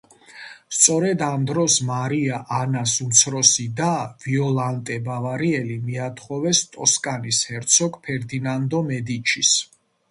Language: Georgian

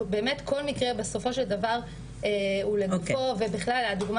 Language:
Hebrew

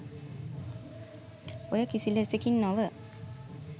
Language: Sinhala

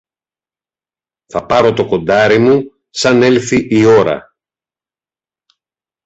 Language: Greek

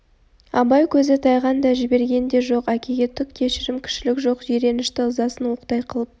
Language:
Kazakh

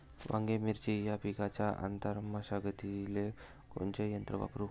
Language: Marathi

